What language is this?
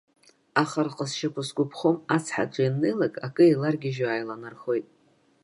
Abkhazian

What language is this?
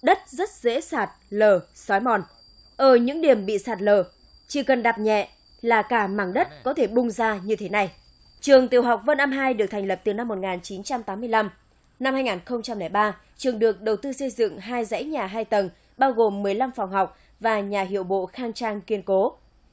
Vietnamese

